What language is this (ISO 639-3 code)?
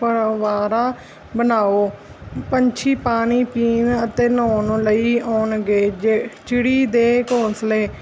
pan